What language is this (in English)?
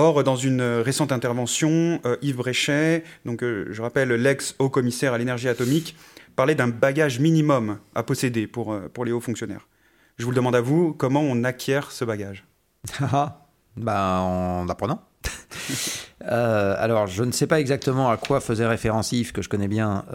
French